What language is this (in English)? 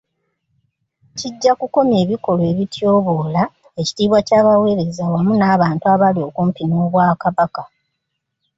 Ganda